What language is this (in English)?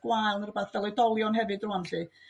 Welsh